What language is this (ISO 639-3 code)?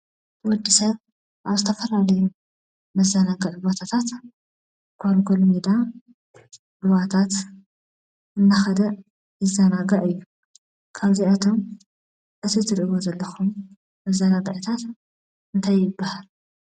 tir